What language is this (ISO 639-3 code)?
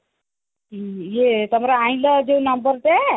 ori